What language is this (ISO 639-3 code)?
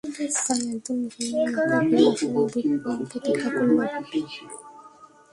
ben